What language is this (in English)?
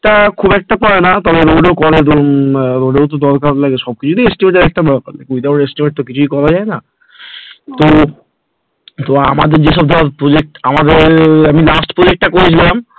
Bangla